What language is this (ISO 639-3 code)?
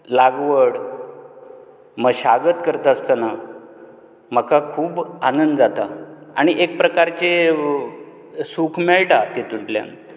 kok